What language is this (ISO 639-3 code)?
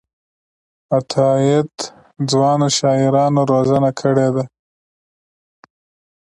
pus